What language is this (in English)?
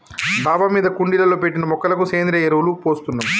Telugu